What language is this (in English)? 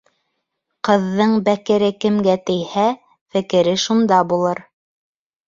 Bashkir